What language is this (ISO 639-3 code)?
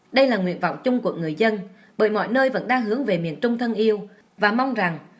vie